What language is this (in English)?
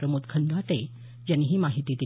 Marathi